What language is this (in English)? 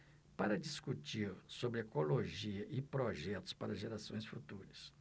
Portuguese